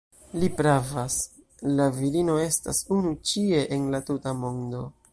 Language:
Esperanto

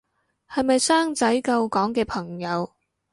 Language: Cantonese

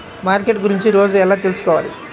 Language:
Telugu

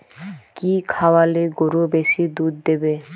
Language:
Bangla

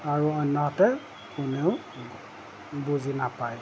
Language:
Assamese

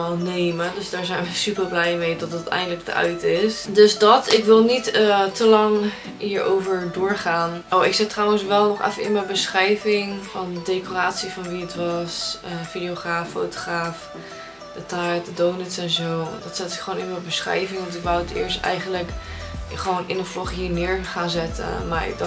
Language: Dutch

